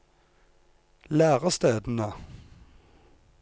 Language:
Norwegian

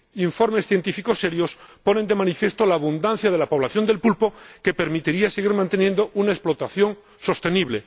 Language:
Spanish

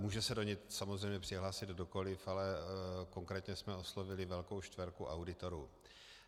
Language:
Czech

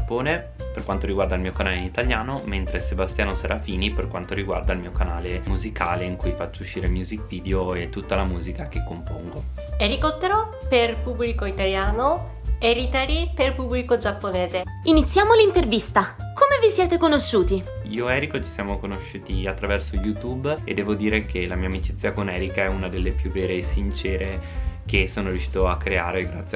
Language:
Italian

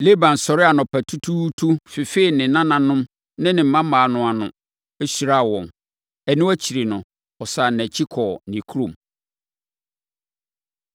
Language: Akan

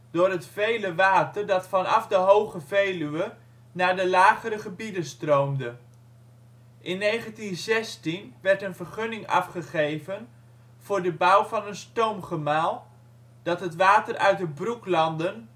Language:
Dutch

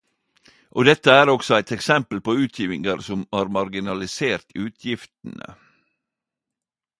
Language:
Norwegian Nynorsk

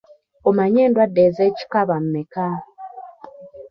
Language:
Ganda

